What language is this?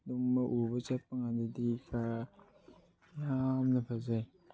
Manipuri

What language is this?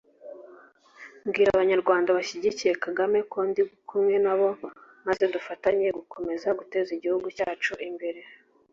Kinyarwanda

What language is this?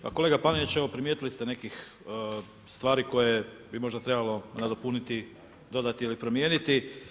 Croatian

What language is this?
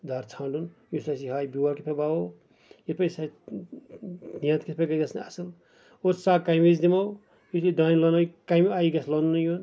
Kashmiri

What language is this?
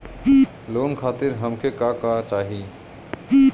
Bhojpuri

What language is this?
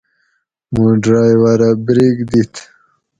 Gawri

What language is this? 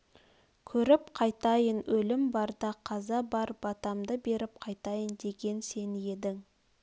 Kazakh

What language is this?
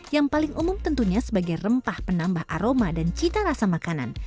Indonesian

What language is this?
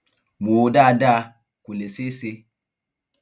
Yoruba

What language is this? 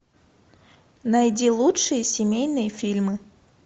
Russian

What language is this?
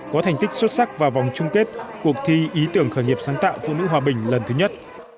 Vietnamese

